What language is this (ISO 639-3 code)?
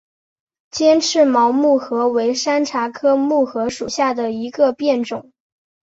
zho